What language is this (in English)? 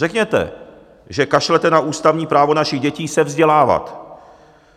Czech